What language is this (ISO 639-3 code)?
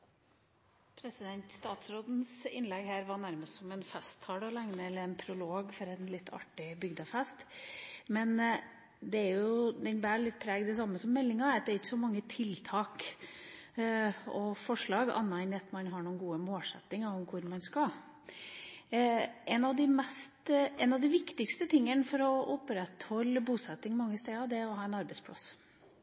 nor